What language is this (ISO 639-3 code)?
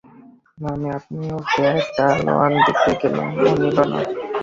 ben